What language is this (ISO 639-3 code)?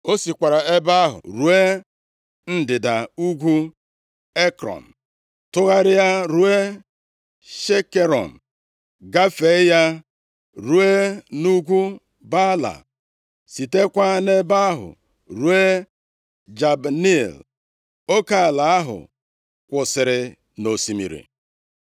ibo